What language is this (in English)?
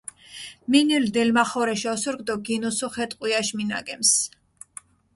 Mingrelian